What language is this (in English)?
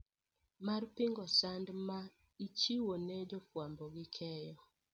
Luo (Kenya and Tanzania)